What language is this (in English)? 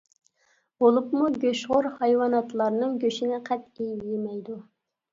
Uyghur